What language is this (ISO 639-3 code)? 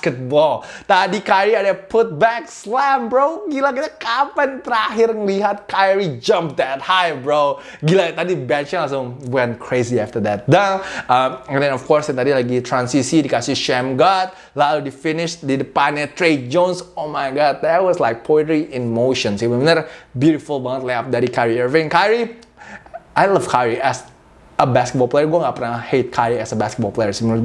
ind